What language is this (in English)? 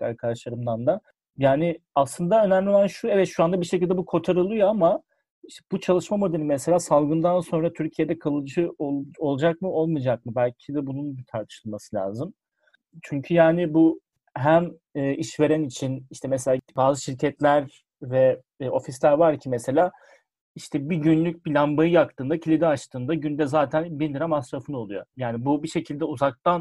Turkish